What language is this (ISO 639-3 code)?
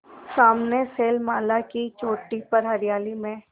hin